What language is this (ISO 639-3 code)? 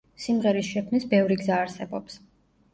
kat